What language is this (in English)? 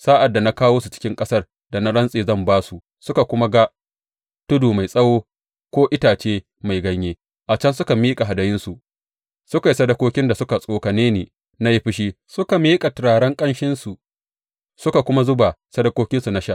Hausa